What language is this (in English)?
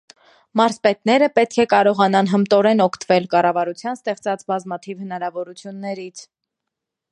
Armenian